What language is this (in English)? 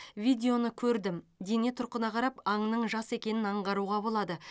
Kazakh